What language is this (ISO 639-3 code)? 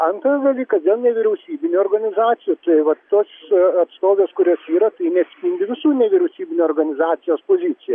lit